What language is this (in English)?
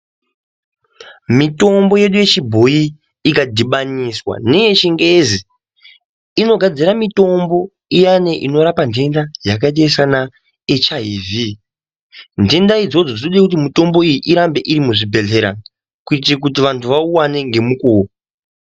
Ndau